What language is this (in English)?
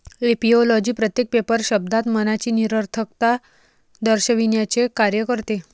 Marathi